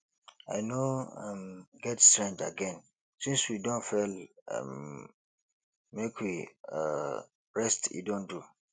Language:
Nigerian Pidgin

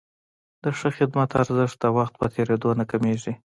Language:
Pashto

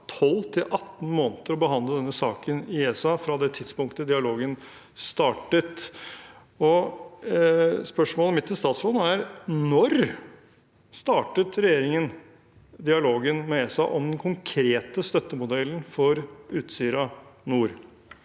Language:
Norwegian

